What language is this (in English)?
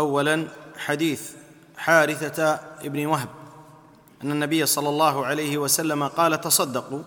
Arabic